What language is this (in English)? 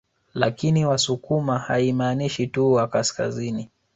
Swahili